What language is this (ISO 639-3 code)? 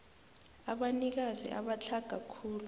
nbl